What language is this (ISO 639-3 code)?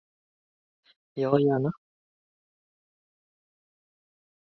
swe